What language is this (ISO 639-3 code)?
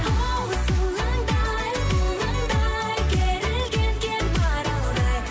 kaz